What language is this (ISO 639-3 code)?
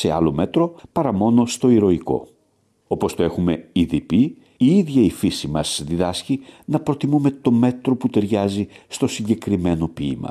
ell